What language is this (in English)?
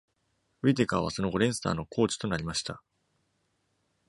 Japanese